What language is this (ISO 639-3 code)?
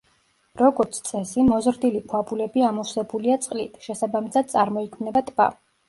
kat